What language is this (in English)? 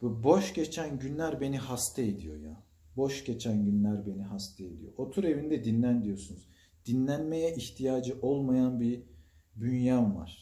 Turkish